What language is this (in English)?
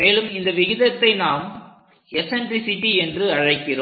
Tamil